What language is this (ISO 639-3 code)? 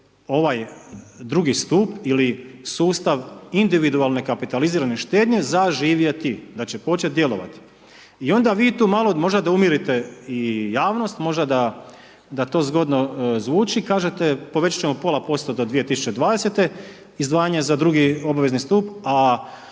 hrv